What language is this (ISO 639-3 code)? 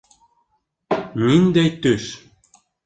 bak